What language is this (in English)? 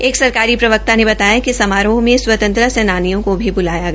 Hindi